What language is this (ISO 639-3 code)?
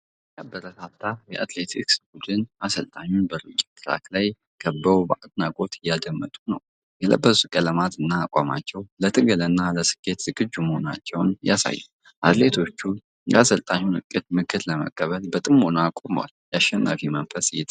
amh